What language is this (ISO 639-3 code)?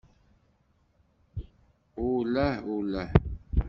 kab